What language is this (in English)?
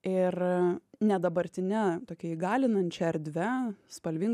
Lithuanian